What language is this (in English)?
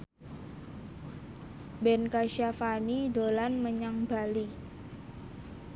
Javanese